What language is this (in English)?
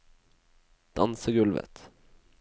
Norwegian